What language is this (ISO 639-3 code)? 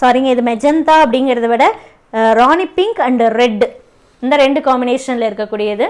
tam